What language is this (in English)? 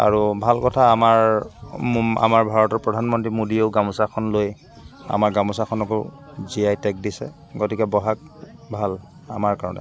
Assamese